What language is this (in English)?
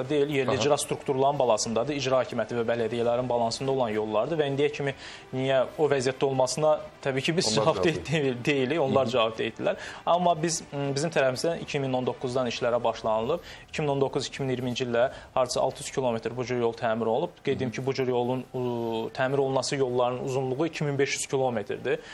Turkish